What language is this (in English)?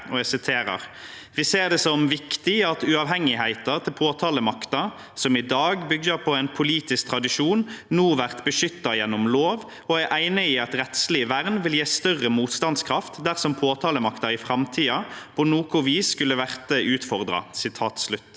Norwegian